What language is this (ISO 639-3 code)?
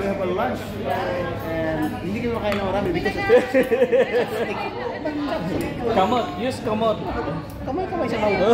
eng